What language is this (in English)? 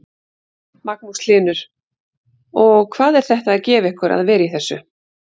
Icelandic